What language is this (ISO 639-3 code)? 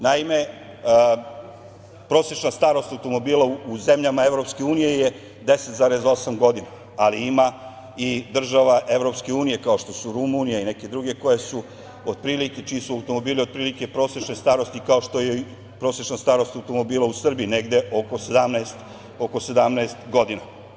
srp